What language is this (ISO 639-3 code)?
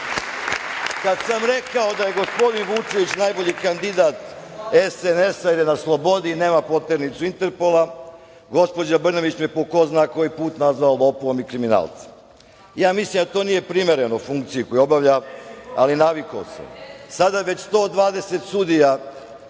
srp